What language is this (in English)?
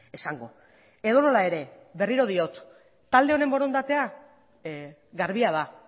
Basque